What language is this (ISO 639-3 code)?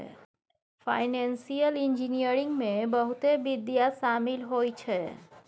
mai